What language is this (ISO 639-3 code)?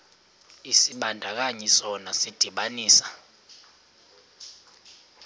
xho